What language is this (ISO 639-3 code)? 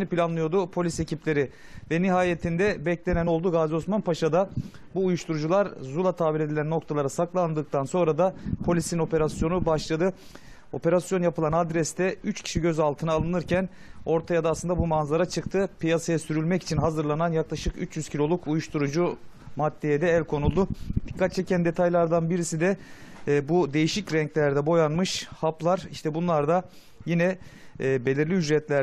tur